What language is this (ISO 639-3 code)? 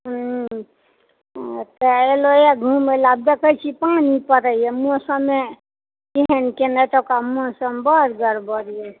mai